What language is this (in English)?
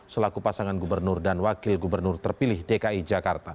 Indonesian